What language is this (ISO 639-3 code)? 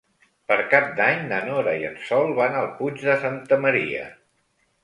cat